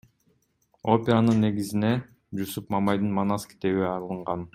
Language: Kyrgyz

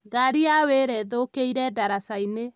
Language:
Kikuyu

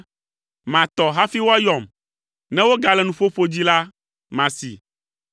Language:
Ewe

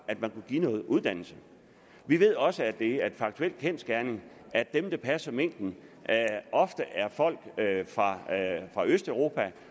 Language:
Danish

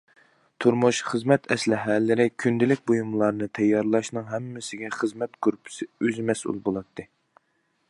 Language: Uyghur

